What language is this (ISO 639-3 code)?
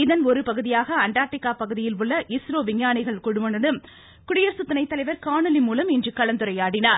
tam